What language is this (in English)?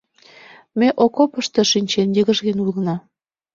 Mari